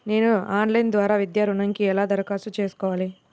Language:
Telugu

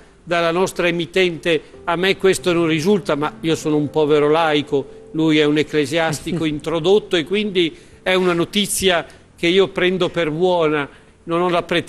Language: Italian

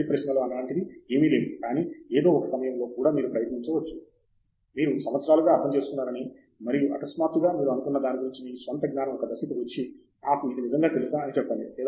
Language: Telugu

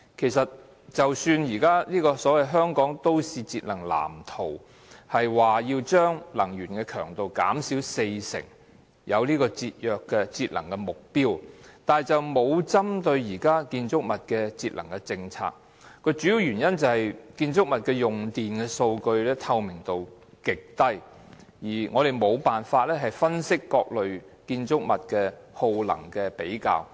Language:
Cantonese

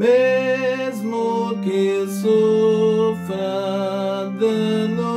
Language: Romanian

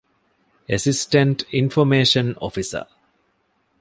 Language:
Divehi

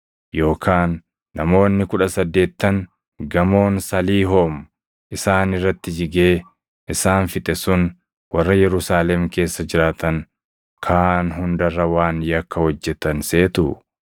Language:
Oromo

